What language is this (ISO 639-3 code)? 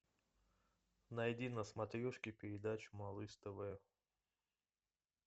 rus